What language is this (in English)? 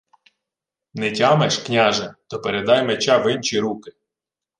Ukrainian